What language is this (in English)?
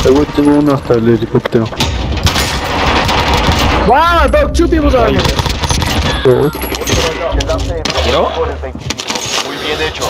Spanish